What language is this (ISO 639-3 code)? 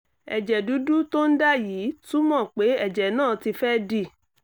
yor